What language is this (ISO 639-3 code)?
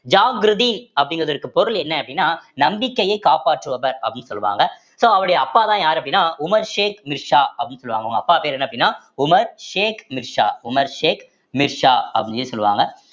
tam